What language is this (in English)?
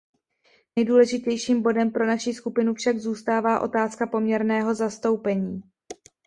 Czech